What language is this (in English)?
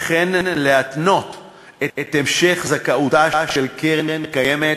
Hebrew